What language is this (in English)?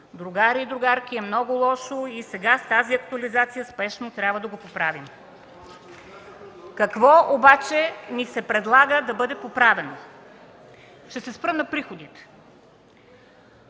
Bulgarian